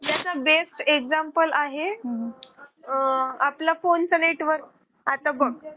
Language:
Marathi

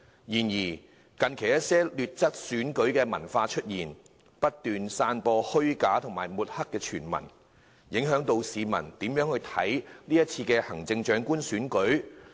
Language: Cantonese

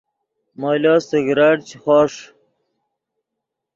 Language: Yidgha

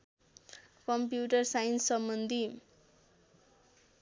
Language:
Nepali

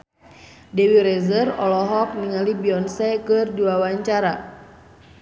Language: Sundanese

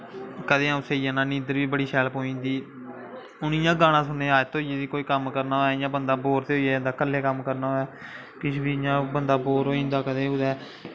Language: Dogri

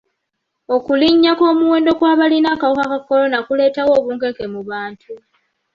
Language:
Ganda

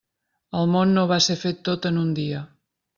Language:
Catalan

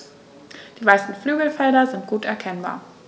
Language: German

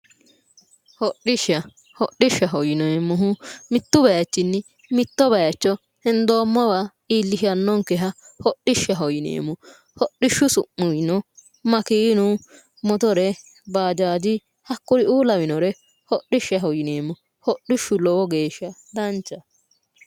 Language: Sidamo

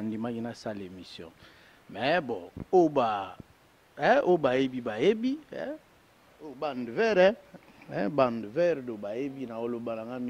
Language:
French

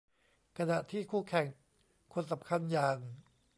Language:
Thai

